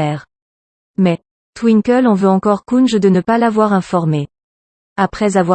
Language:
French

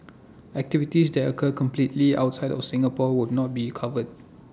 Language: English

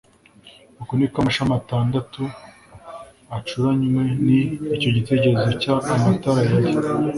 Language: Kinyarwanda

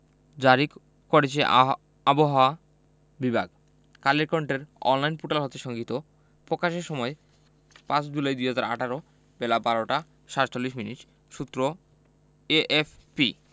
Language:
Bangla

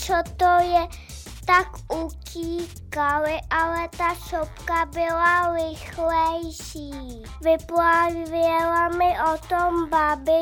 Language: Czech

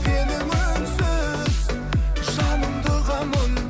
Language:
Kazakh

